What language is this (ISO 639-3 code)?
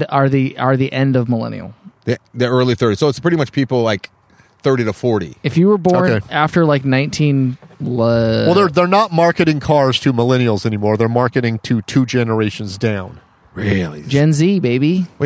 eng